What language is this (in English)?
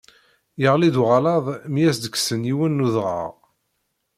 Kabyle